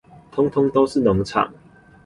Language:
Chinese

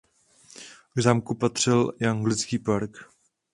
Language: Czech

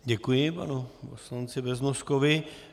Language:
Czech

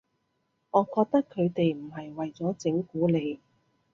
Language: Cantonese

